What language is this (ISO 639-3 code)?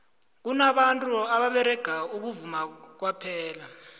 nbl